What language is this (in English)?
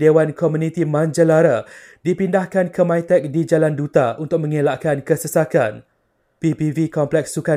Malay